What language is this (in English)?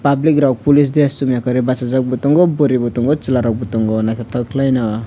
Kok Borok